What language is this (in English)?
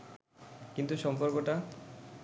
Bangla